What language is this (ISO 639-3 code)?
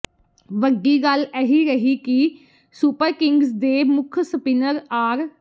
pan